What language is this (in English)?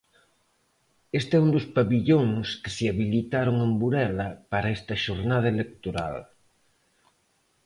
Galician